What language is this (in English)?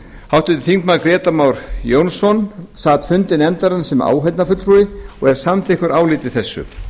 Icelandic